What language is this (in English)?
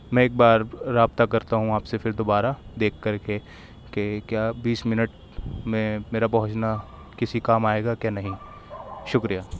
Urdu